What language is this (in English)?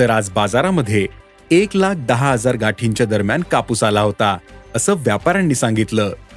Marathi